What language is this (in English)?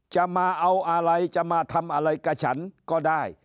Thai